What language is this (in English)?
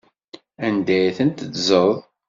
Kabyle